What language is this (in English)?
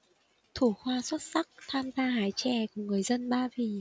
Vietnamese